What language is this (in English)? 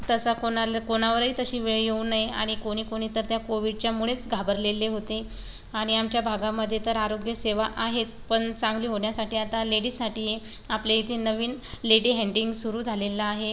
Marathi